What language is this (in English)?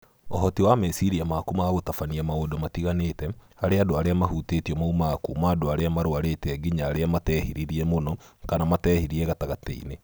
Kikuyu